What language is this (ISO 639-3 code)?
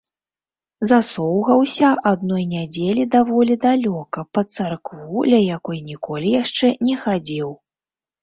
bel